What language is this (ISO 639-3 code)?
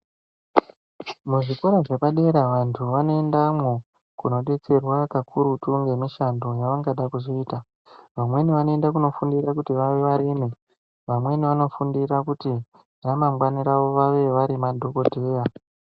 ndc